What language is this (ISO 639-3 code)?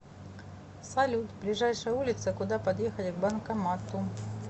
rus